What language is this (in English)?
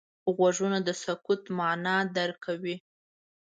Pashto